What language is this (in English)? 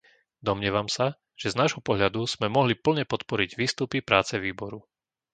Slovak